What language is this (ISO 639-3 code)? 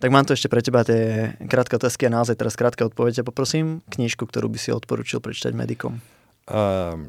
slk